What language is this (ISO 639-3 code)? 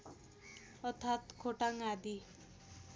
nep